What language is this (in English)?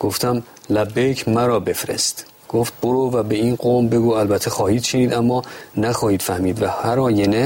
Persian